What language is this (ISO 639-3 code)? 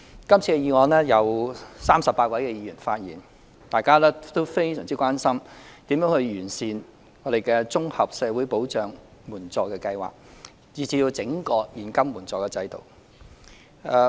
yue